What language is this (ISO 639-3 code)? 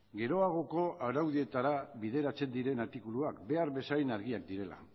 eus